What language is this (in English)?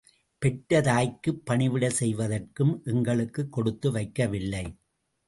Tamil